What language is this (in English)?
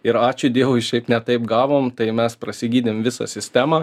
Lithuanian